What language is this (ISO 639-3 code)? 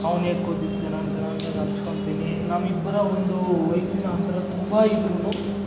kan